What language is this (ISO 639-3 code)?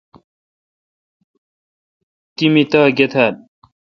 xka